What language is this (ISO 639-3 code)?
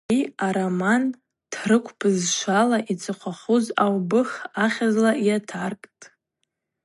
abq